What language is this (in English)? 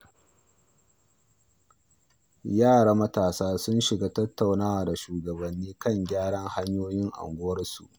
Hausa